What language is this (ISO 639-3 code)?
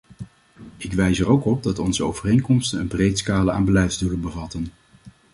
nld